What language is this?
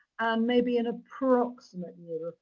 English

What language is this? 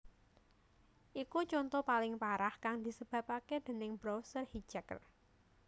Javanese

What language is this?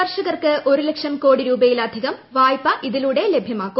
Malayalam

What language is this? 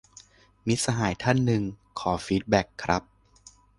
Thai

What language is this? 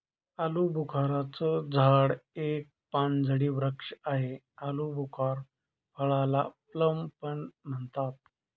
Marathi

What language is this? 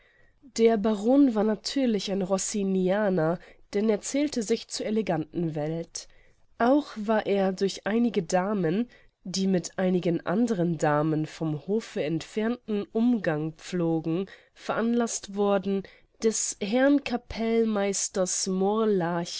German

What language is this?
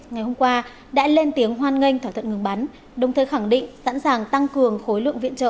Vietnamese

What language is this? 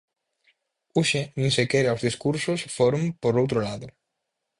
Galician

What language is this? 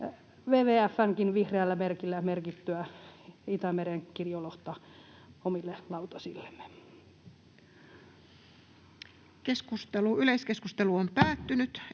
Finnish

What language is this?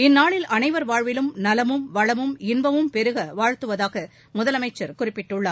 Tamil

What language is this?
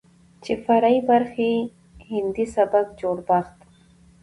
Pashto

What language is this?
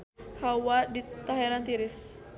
Sundanese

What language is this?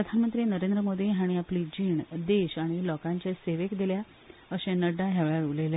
Konkani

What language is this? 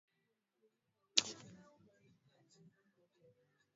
Swahili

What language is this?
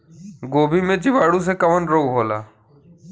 Bhojpuri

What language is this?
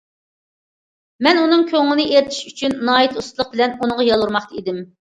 Uyghur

